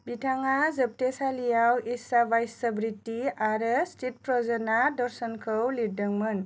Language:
Bodo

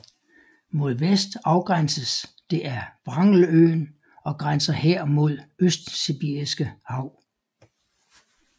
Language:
Danish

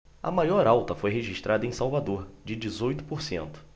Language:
Portuguese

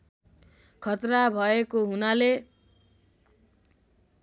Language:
Nepali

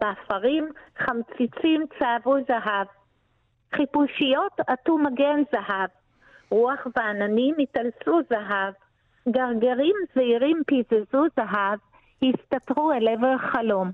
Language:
Hebrew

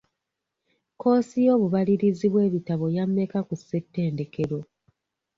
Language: Ganda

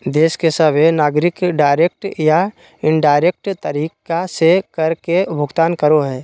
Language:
Magahi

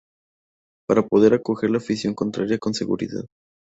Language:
Spanish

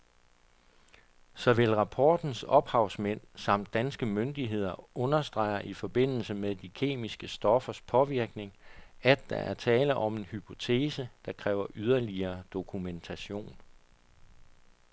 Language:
Danish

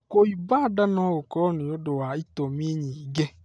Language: Kikuyu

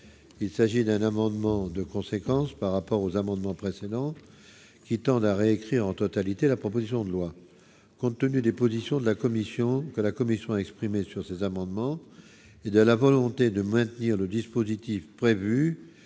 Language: French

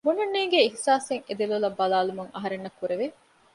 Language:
Divehi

